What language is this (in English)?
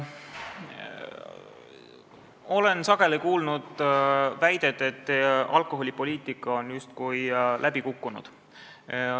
Estonian